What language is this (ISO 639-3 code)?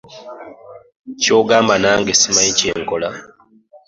lug